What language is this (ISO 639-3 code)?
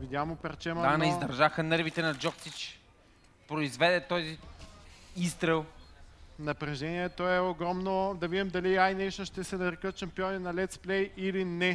bul